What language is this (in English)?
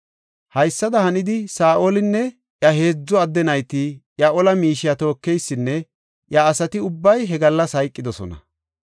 Gofa